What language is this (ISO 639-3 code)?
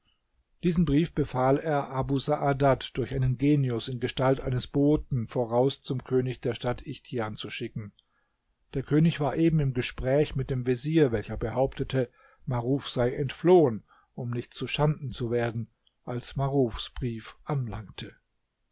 deu